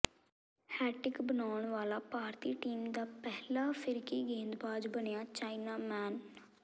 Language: Punjabi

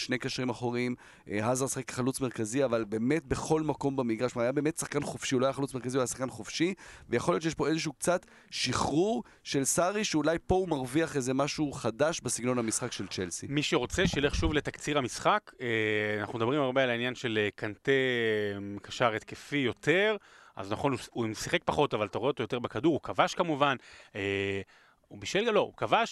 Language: Hebrew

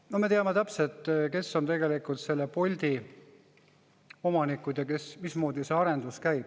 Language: Estonian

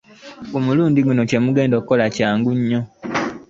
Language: Ganda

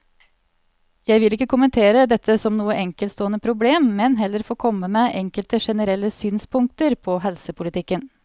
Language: Norwegian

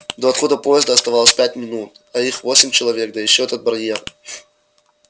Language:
Russian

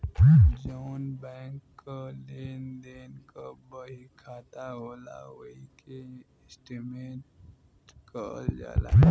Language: Bhojpuri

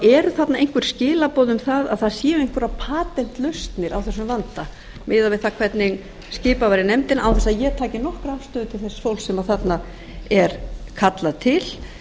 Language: Icelandic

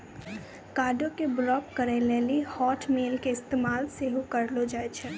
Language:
Maithili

